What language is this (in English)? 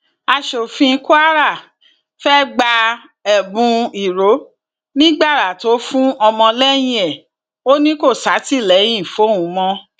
Yoruba